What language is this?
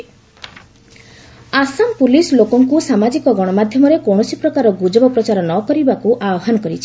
Odia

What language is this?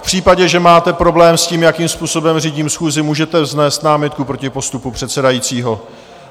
Czech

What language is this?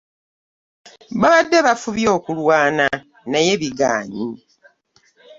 Ganda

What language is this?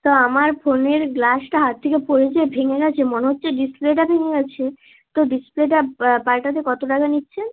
Bangla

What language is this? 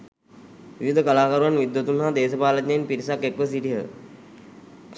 Sinhala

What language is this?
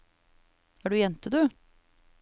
Norwegian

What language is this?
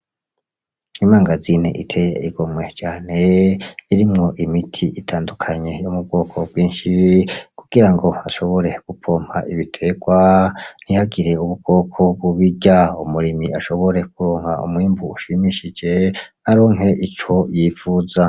Rundi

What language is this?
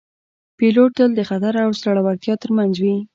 Pashto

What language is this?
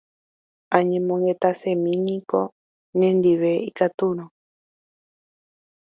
Guarani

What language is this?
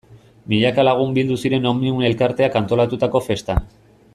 Basque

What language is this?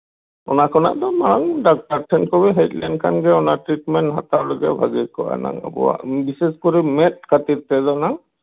Santali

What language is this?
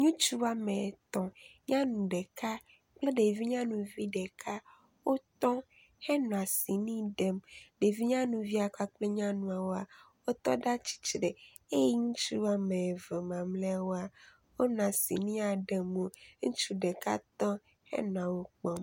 Ewe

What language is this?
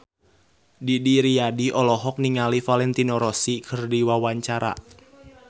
Sundanese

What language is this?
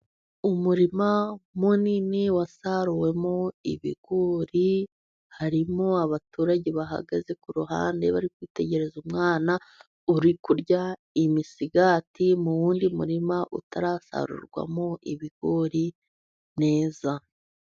Kinyarwanda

